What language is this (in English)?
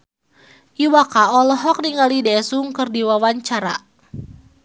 Sundanese